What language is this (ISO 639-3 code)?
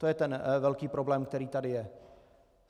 ces